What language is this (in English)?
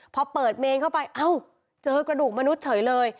Thai